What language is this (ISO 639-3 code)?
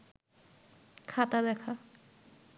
ben